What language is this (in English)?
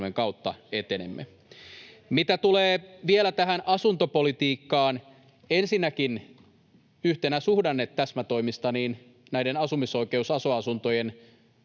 Finnish